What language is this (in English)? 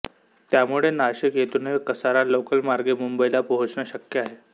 Marathi